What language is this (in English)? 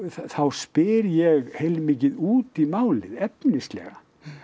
Icelandic